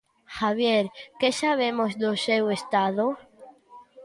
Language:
Galician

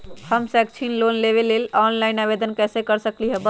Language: Magahi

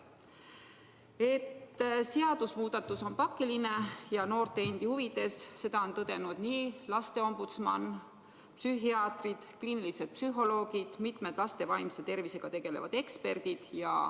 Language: Estonian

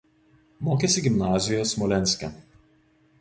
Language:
Lithuanian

